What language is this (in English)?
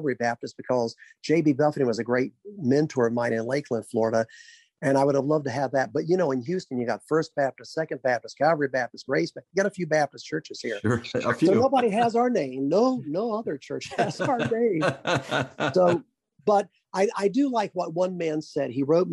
English